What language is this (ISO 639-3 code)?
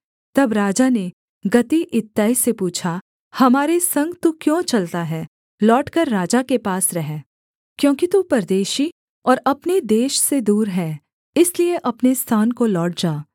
hin